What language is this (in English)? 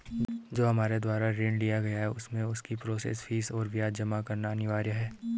Hindi